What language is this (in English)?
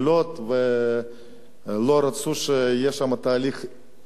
Hebrew